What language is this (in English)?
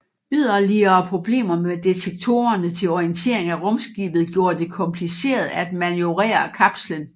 Danish